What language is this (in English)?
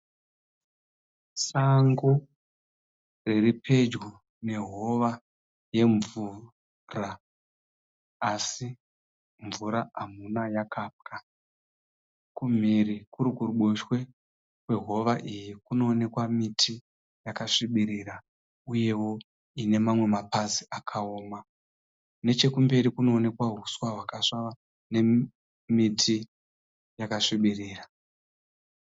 Shona